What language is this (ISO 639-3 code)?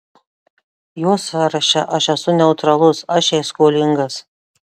lit